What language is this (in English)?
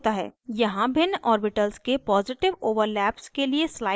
Hindi